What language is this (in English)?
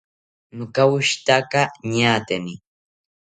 South Ucayali Ashéninka